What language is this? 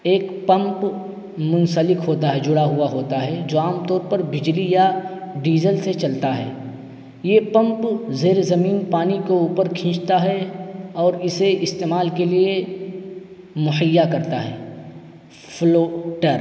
Urdu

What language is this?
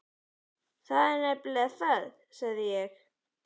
Icelandic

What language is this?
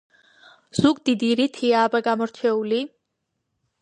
Georgian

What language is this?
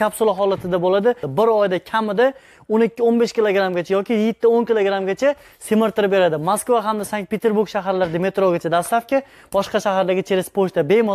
Turkish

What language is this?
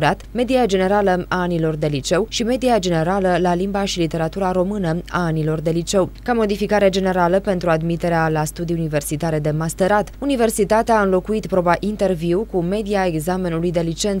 Romanian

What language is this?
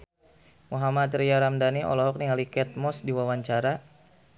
Sundanese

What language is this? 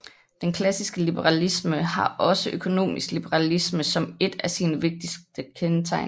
Danish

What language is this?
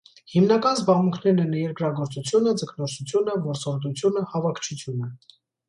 Armenian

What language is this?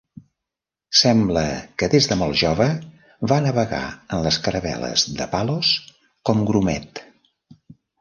Catalan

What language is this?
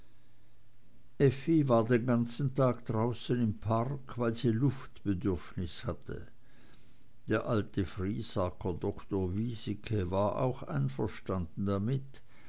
German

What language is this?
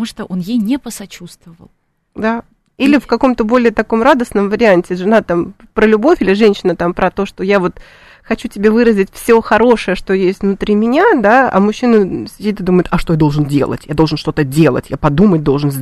Russian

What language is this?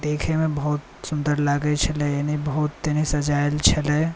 Maithili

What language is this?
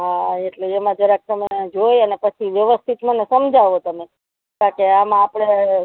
Gujarati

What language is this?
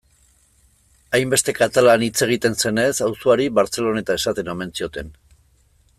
Basque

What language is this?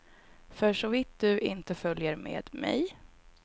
Swedish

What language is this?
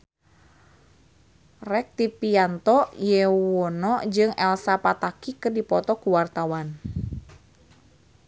Sundanese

